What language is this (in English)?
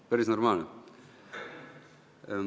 Estonian